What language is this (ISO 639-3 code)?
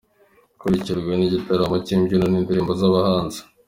kin